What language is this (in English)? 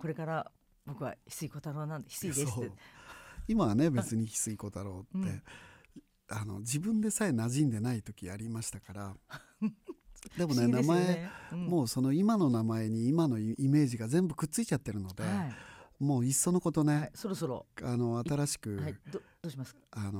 Japanese